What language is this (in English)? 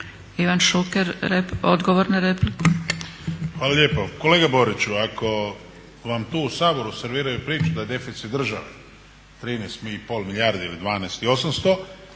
Croatian